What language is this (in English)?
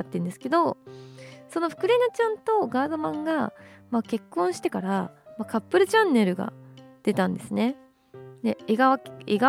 Japanese